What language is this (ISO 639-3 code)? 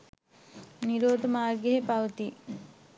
sin